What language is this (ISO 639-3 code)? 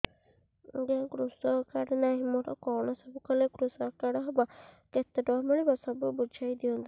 ori